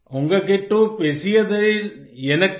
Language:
Hindi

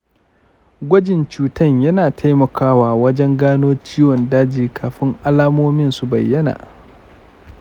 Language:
Hausa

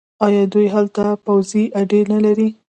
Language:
Pashto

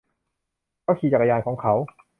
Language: Thai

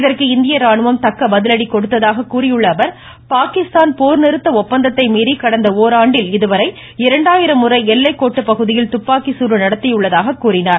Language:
Tamil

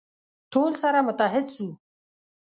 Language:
Pashto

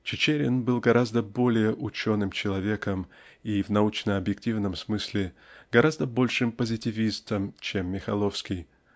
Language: Russian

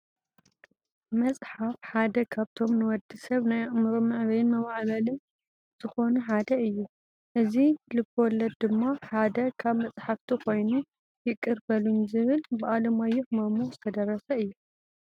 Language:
Tigrinya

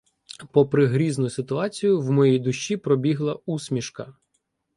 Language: Ukrainian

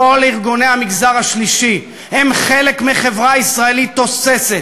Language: Hebrew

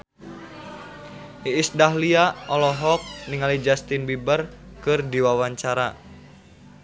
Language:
Sundanese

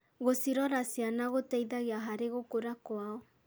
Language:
Kikuyu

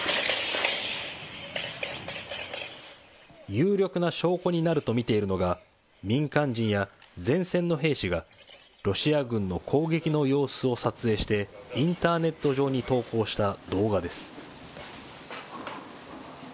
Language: Japanese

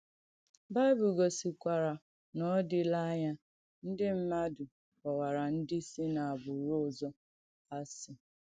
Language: Igbo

